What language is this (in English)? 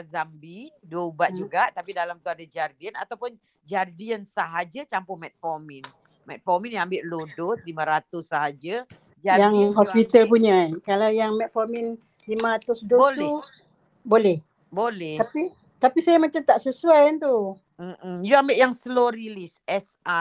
Malay